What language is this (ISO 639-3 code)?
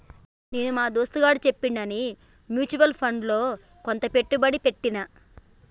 tel